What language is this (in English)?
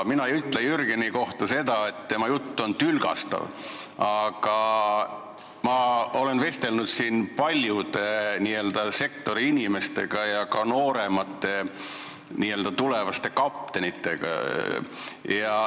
Estonian